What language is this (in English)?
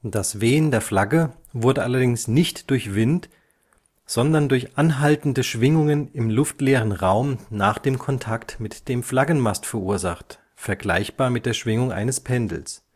German